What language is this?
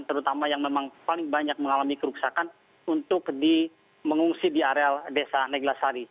Indonesian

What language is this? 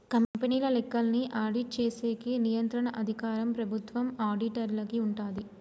Telugu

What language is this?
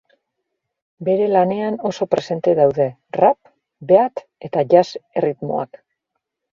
Basque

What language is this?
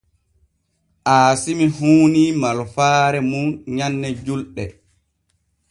Borgu Fulfulde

